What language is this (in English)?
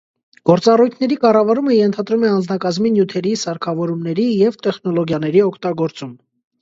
Armenian